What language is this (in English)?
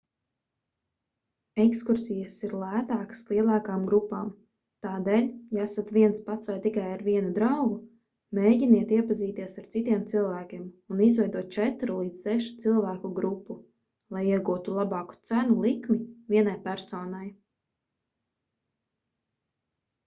Latvian